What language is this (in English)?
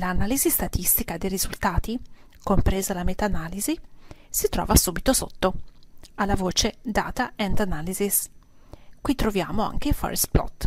Italian